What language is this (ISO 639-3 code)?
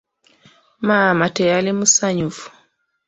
lug